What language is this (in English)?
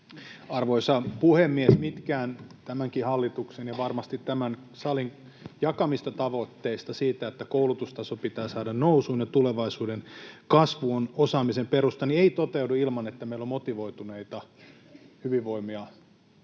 Finnish